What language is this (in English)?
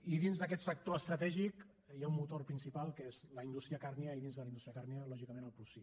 Catalan